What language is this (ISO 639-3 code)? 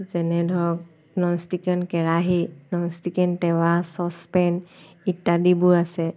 asm